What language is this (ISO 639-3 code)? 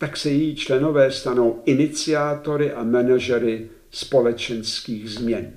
ces